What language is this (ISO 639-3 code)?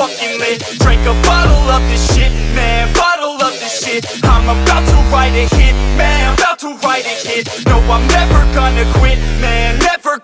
fra